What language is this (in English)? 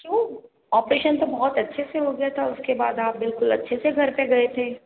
Hindi